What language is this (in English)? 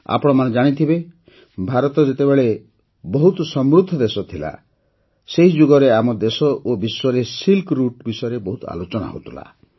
Odia